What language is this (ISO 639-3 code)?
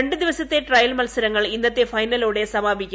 mal